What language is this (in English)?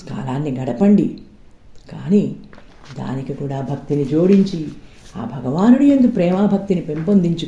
Telugu